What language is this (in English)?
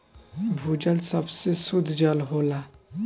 Bhojpuri